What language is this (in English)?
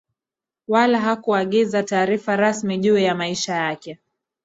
Swahili